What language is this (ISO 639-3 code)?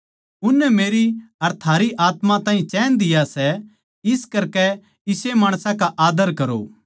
bgc